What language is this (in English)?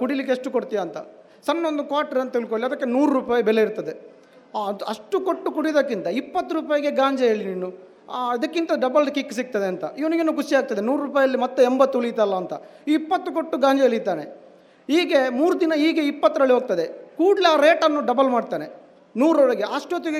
Kannada